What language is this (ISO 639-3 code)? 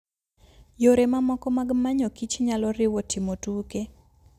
luo